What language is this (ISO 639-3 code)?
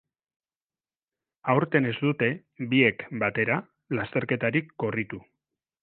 eus